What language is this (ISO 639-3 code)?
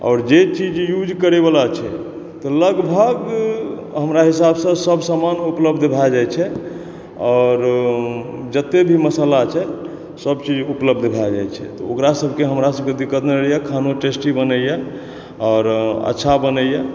mai